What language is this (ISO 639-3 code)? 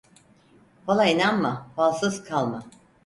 tur